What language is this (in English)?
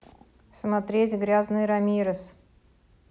Russian